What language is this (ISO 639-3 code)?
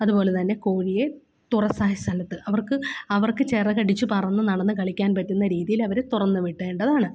mal